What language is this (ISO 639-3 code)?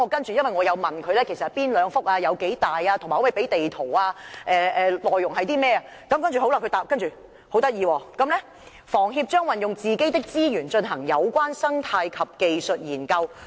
yue